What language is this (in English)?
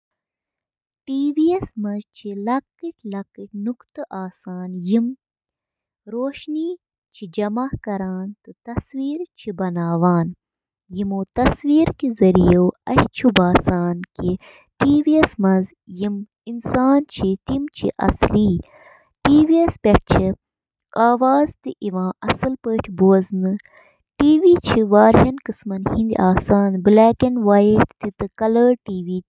Kashmiri